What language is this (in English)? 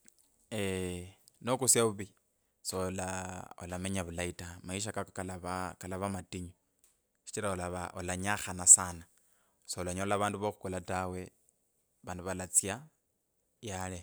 Kabras